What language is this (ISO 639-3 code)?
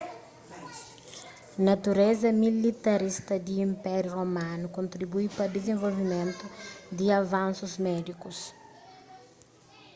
kea